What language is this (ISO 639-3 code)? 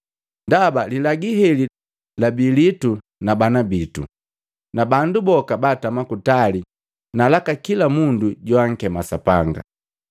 mgv